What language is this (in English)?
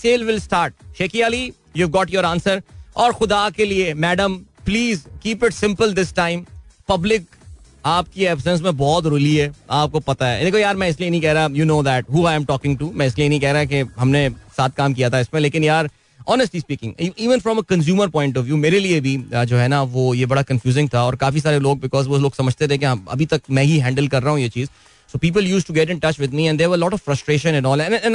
Hindi